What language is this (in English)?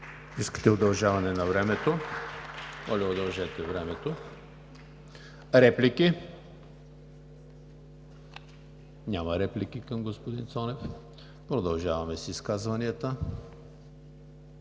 Bulgarian